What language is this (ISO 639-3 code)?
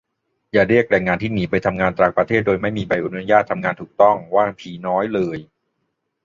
tha